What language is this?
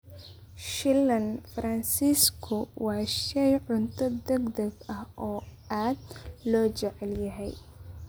Somali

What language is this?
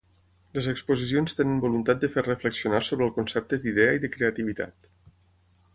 Catalan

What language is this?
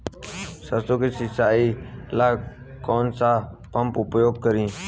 Bhojpuri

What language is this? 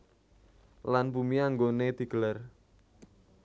Javanese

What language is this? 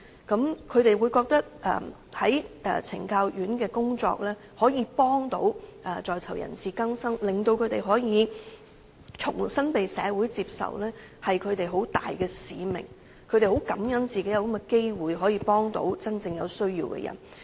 Cantonese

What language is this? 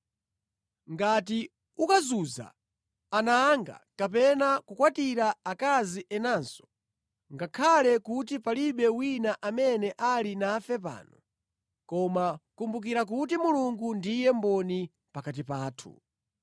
Nyanja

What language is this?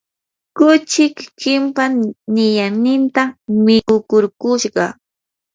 Yanahuanca Pasco Quechua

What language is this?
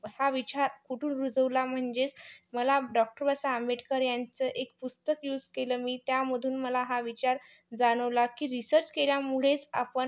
Marathi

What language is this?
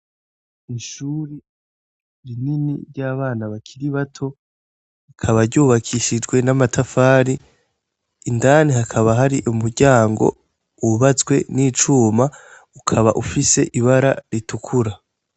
Rundi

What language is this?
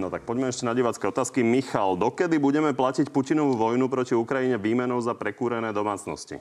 Slovak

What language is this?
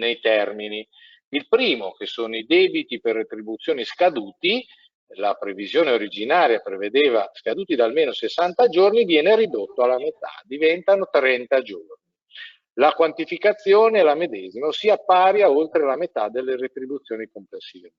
Italian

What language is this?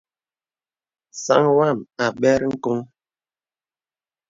Bebele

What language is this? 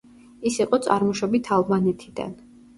Georgian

